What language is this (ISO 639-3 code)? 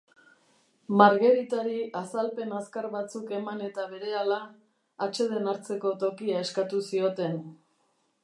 eus